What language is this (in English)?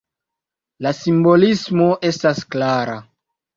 Esperanto